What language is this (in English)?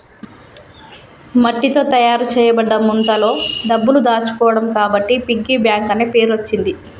Telugu